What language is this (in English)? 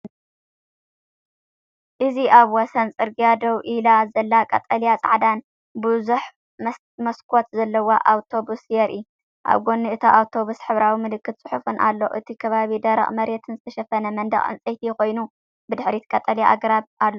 Tigrinya